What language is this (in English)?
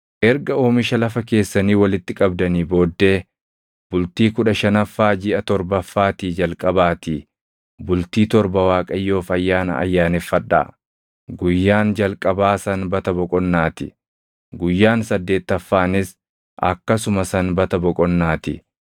Oromo